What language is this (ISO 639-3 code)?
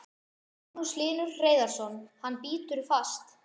isl